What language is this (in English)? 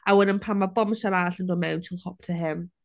Welsh